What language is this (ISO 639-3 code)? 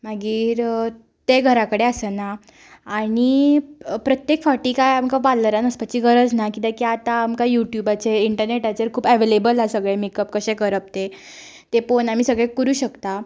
kok